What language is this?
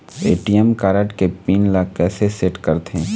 Chhattisgarhi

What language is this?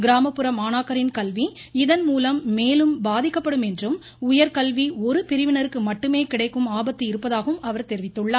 Tamil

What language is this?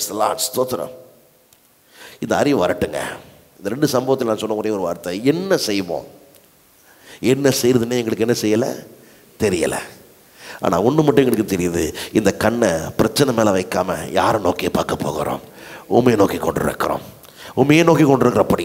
Romanian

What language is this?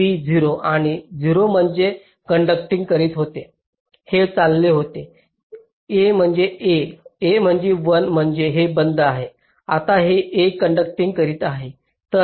Marathi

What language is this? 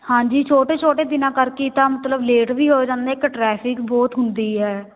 Punjabi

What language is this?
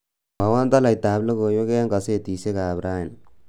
Kalenjin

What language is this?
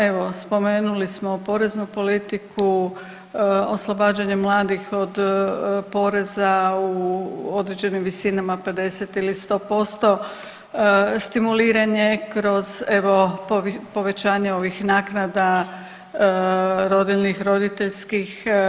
Croatian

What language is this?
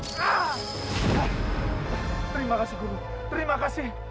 Indonesian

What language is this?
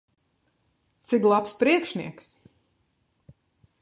Latvian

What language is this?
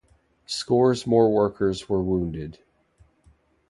English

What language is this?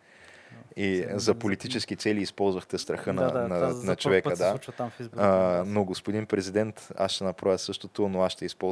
Bulgarian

